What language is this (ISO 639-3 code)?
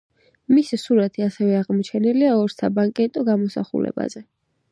kat